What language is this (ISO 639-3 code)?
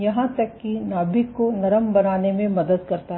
hin